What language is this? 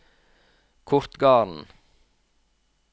Norwegian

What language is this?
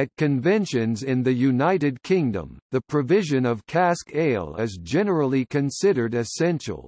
English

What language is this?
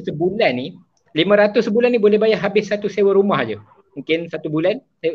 Malay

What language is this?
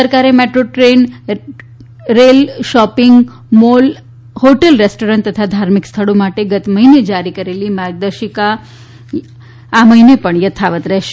Gujarati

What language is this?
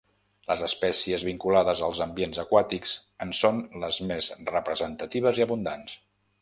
Catalan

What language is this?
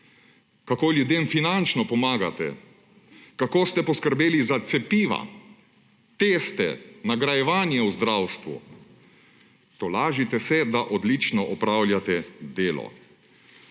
Slovenian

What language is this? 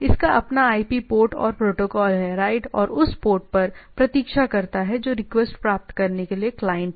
Hindi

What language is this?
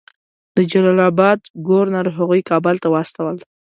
Pashto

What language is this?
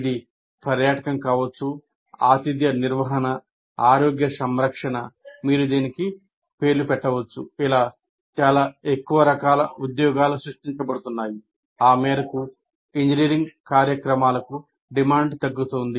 Telugu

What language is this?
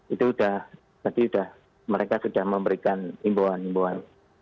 Indonesian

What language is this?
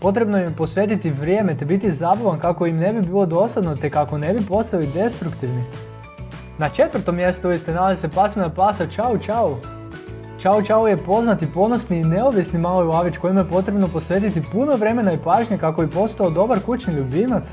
Croatian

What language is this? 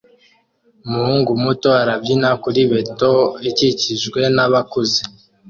Kinyarwanda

